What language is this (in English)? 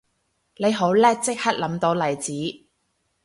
Cantonese